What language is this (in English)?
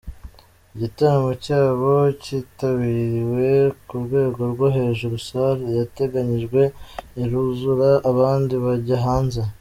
Kinyarwanda